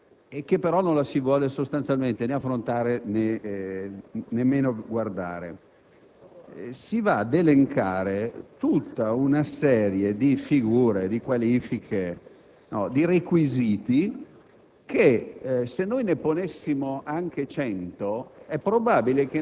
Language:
Italian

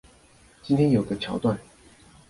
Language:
Chinese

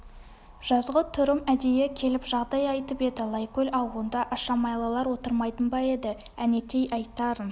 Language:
Kazakh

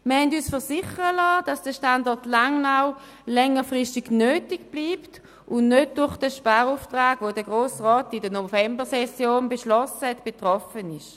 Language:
Swiss German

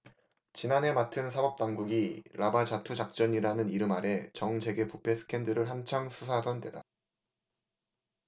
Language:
Korean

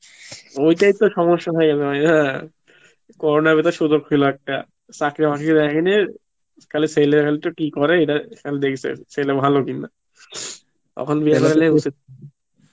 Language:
Bangla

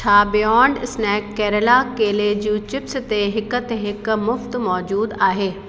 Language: Sindhi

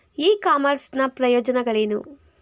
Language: Kannada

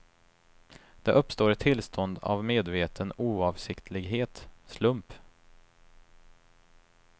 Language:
Swedish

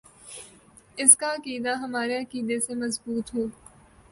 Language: Urdu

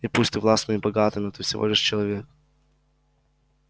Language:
Russian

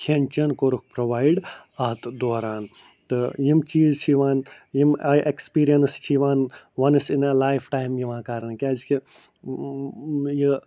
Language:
Kashmiri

